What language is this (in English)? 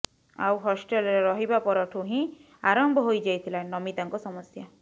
Odia